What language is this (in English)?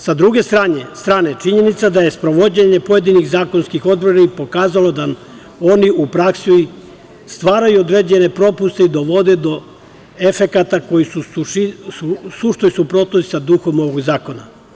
Serbian